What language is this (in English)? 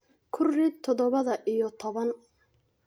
Somali